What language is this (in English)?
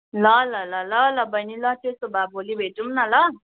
Nepali